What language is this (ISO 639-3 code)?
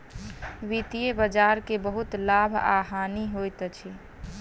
mai